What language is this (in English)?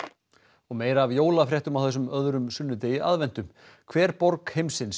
Icelandic